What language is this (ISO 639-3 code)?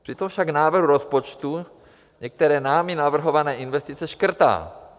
ces